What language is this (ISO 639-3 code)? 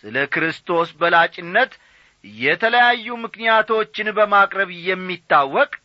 amh